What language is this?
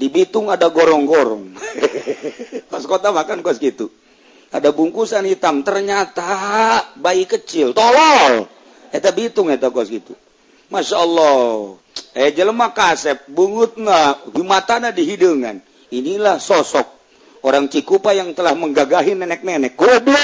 Indonesian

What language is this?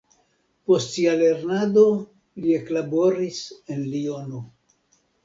Esperanto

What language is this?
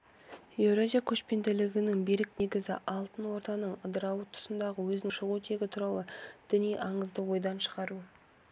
Kazakh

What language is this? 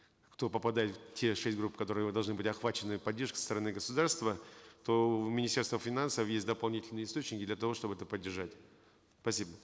Kazakh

